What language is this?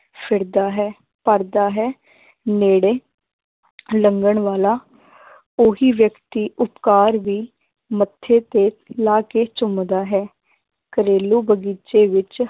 Punjabi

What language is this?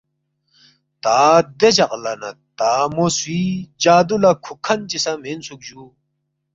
Balti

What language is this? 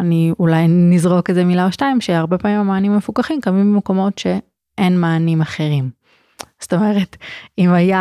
Hebrew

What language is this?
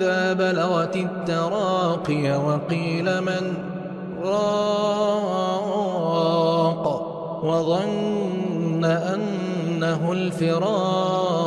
Arabic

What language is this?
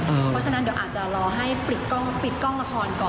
Thai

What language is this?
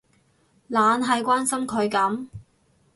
Cantonese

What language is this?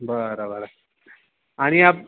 Marathi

